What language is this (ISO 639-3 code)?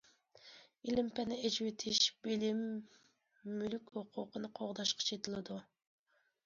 uig